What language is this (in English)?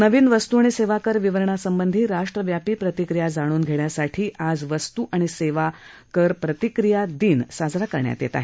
Marathi